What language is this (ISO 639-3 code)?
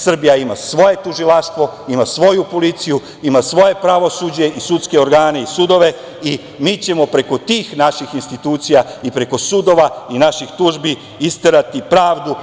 srp